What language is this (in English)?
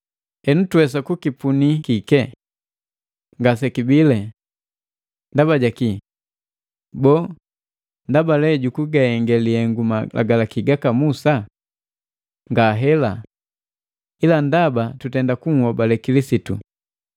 Matengo